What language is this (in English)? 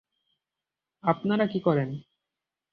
Bangla